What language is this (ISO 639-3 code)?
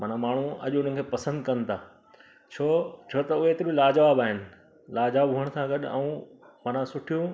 snd